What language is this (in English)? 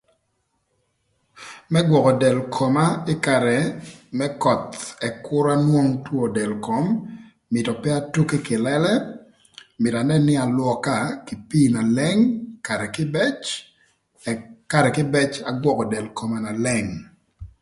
Thur